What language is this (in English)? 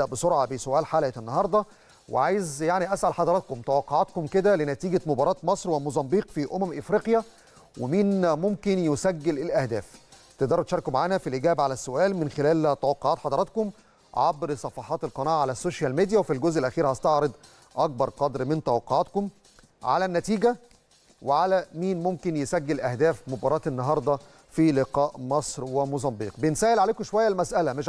Arabic